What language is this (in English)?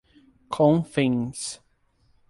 Portuguese